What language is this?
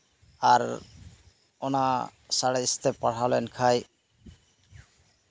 Santali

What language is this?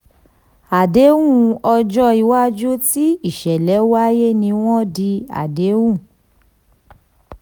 Yoruba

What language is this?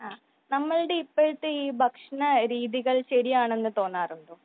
Malayalam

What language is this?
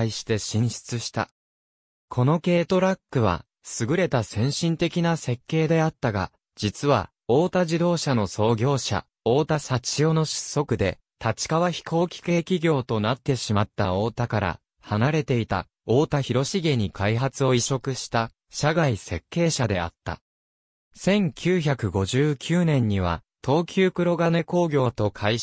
Japanese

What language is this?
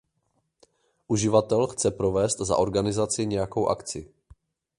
Czech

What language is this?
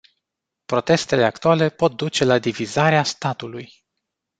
Romanian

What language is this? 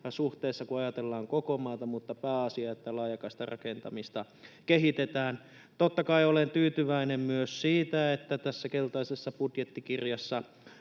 Finnish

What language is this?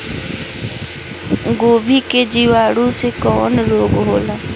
Bhojpuri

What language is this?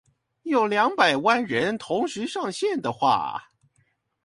Chinese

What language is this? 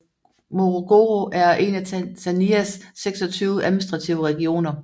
Danish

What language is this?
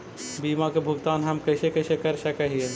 Magahi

